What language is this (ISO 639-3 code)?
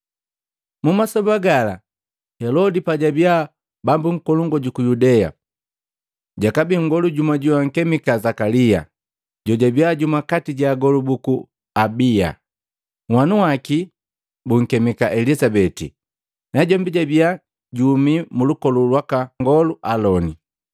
mgv